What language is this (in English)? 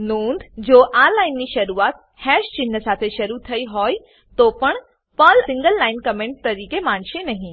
Gujarati